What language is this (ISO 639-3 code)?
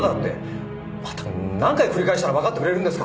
jpn